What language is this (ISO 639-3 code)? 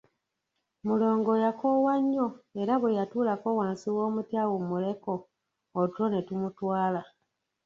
lug